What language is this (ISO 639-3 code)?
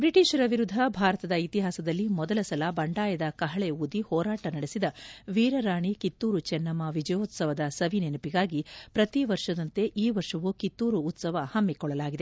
kan